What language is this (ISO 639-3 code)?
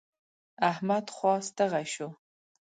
pus